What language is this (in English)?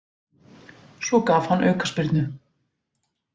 Icelandic